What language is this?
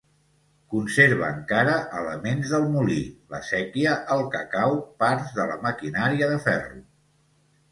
Catalan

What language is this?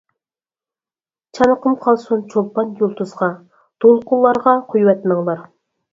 Uyghur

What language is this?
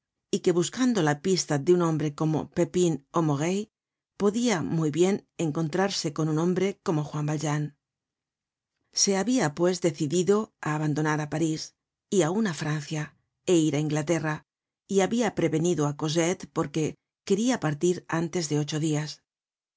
Spanish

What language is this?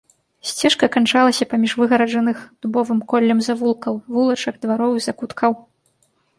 Belarusian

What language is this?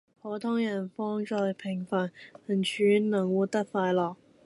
Cantonese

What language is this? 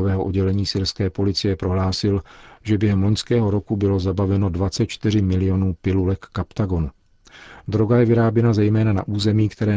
Czech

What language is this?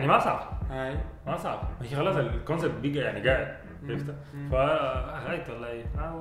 Arabic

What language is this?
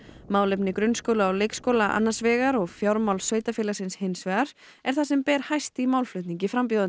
Icelandic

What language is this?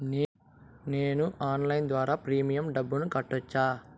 Telugu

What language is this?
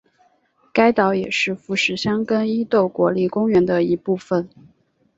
Chinese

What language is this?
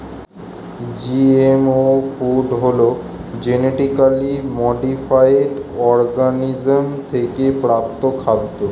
Bangla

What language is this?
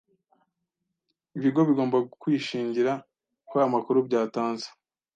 Kinyarwanda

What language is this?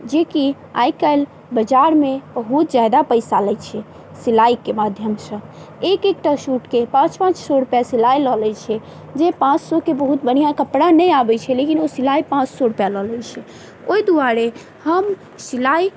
Maithili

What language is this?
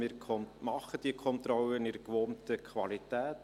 Swiss German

